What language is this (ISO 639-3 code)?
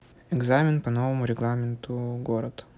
rus